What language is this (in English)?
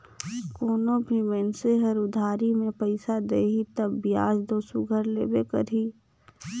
Chhattisgarhi